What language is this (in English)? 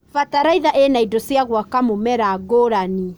Kikuyu